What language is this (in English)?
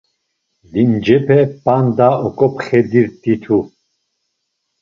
Laz